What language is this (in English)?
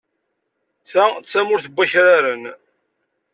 Kabyle